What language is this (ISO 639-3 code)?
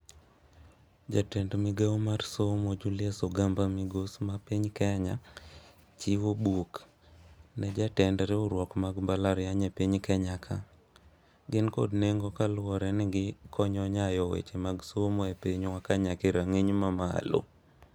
luo